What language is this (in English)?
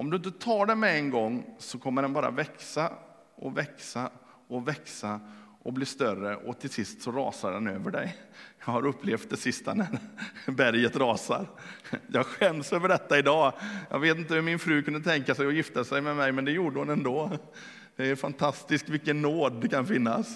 Swedish